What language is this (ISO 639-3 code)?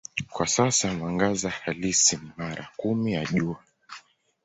swa